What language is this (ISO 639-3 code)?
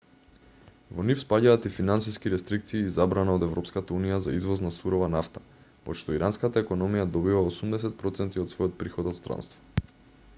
mkd